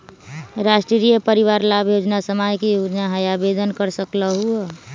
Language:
Magahi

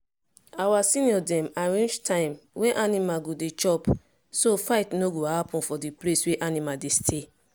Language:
Nigerian Pidgin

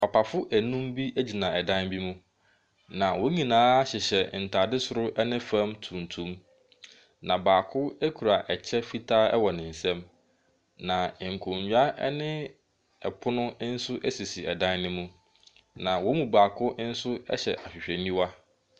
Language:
Akan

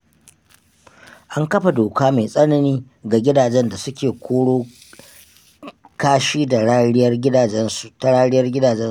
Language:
Hausa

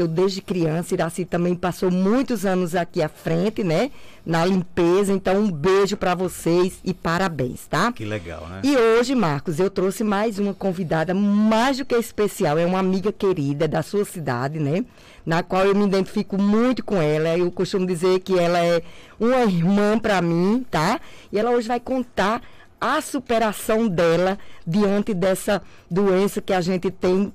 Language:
Portuguese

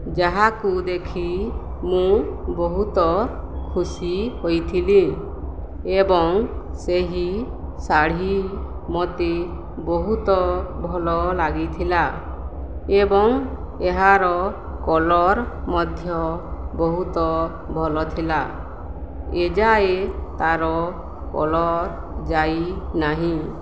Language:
Odia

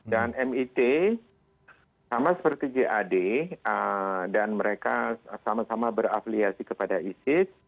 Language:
Indonesian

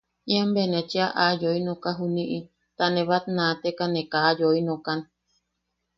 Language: Yaqui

